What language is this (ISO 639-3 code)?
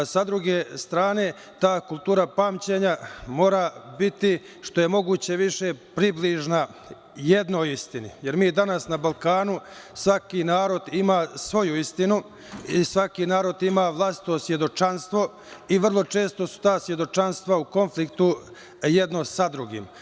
srp